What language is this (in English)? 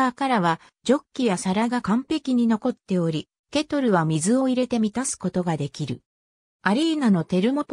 Japanese